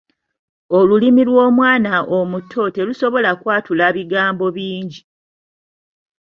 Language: Ganda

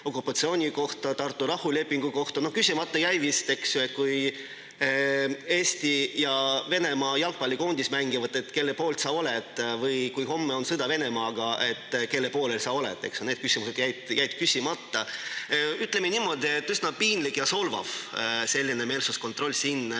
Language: Estonian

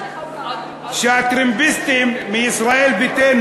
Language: Hebrew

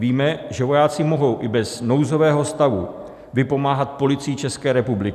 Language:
Czech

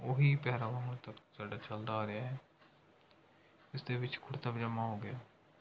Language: Punjabi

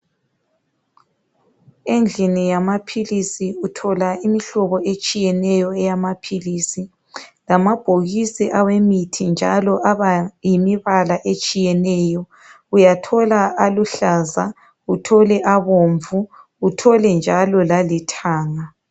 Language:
North Ndebele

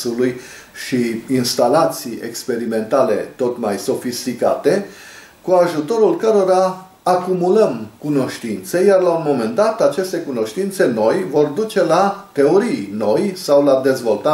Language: Romanian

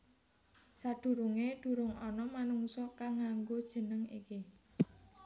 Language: Javanese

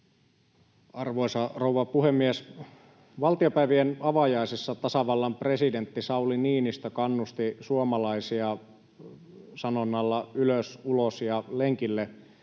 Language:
Finnish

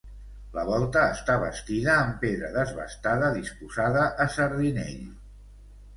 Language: Catalan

